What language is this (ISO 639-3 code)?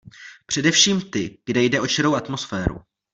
ces